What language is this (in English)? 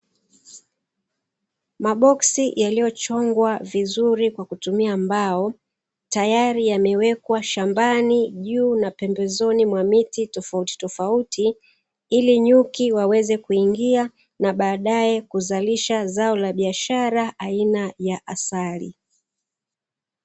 Swahili